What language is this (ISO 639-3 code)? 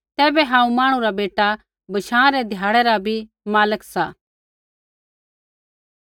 kfx